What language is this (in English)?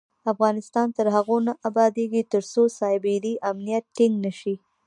Pashto